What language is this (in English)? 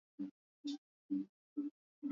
Swahili